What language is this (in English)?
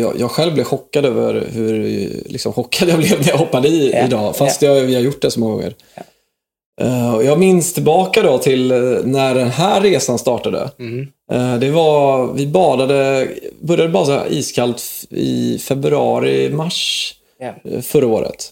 Swedish